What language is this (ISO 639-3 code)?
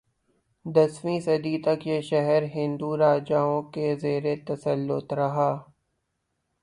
urd